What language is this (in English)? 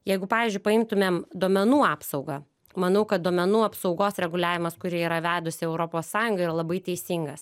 Lithuanian